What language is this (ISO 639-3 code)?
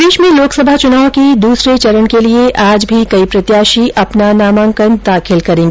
hin